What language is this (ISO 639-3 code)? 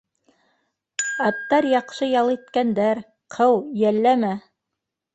bak